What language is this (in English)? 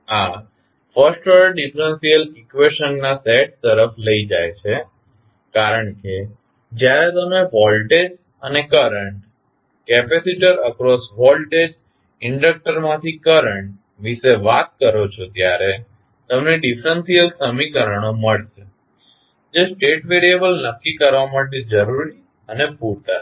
Gujarati